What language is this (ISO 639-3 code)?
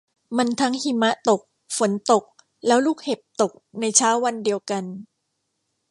tha